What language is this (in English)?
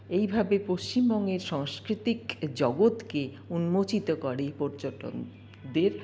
Bangla